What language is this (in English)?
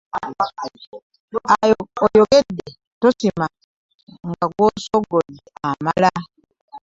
Ganda